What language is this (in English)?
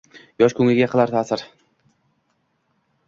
Uzbek